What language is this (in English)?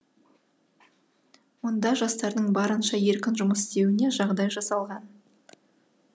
Kazakh